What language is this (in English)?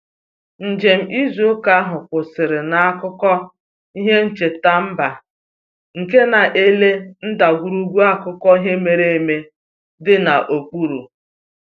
Igbo